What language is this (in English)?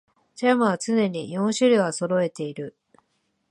Japanese